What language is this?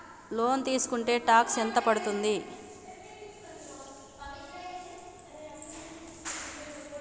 Telugu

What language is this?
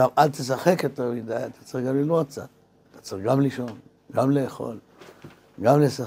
Hebrew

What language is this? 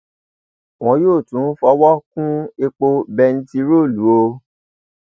Yoruba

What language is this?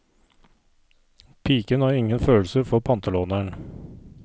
Norwegian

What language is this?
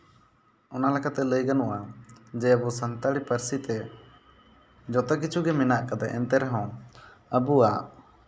Santali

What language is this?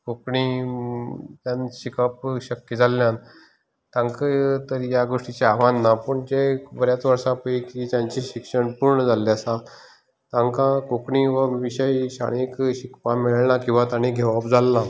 Konkani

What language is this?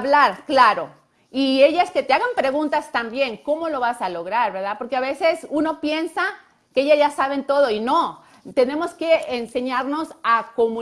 Spanish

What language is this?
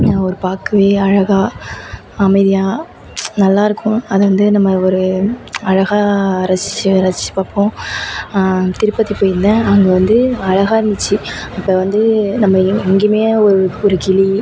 Tamil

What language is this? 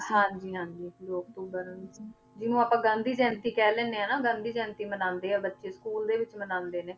Punjabi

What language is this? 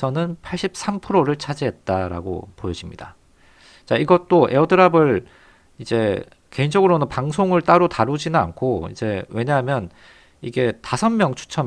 Korean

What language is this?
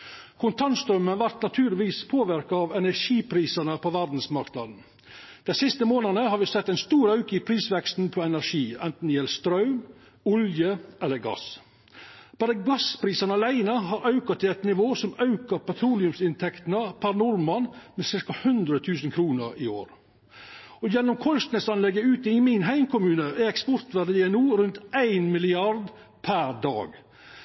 Norwegian Nynorsk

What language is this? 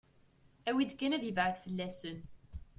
Kabyle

